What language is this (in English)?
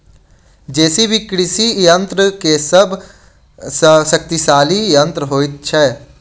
Maithili